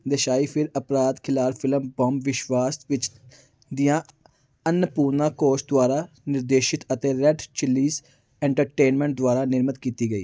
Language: Punjabi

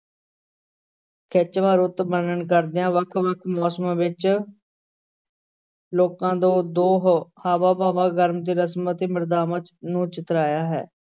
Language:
Punjabi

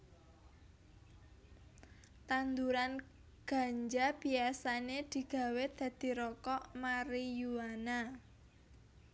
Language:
Javanese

